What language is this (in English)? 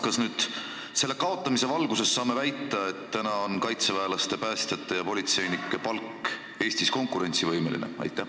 Estonian